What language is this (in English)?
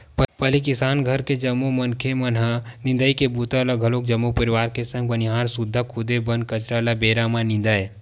Chhattisgarhi